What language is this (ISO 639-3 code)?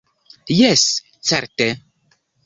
epo